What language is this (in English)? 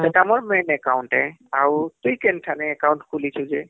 Odia